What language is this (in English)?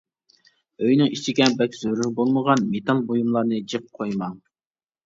Uyghur